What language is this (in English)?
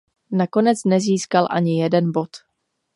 Czech